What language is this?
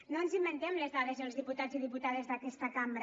Catalan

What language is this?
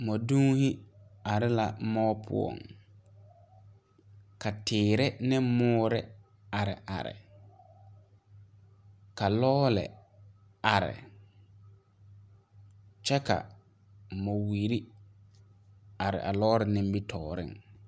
Southern Dagaare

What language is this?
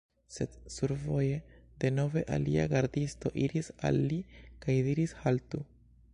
Esperanto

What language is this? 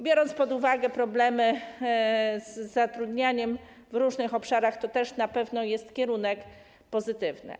Polish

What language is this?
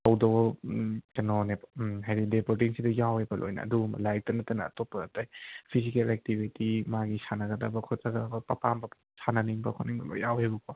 Manipuri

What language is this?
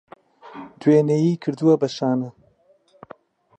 Central Kurdish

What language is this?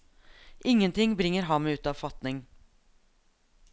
Norwegian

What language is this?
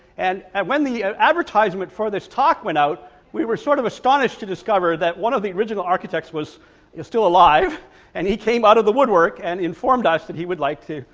English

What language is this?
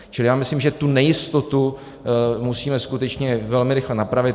Czech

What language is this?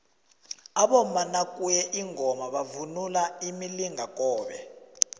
South Ndebele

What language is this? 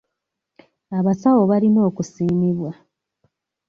Ganda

